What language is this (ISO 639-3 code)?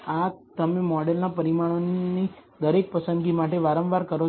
guj